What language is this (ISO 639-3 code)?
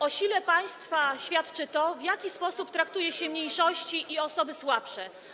pol